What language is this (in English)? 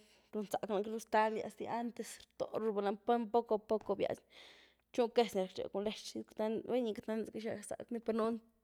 Güilá Zapotec